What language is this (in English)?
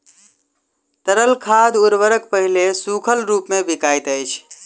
Maithili